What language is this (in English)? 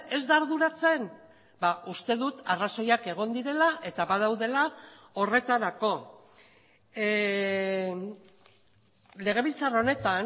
Basque